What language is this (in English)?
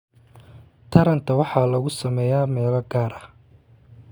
Somali